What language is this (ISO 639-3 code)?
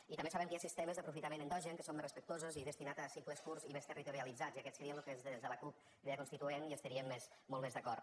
cat